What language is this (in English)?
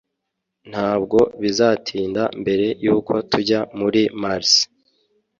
Kinyarwanda